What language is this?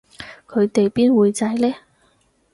Cantonese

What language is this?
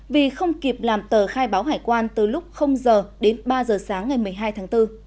Vietnamese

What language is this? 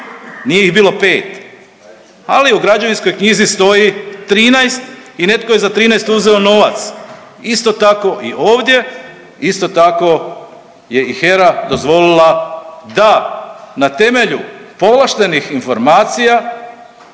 Croatian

